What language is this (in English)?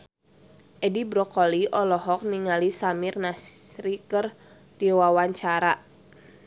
Sundanese